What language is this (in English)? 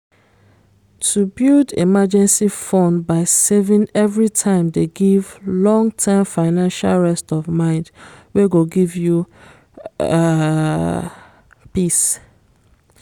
Nigerian Pidgin